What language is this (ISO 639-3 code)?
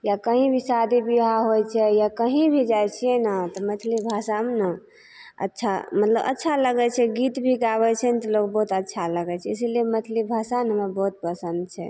mai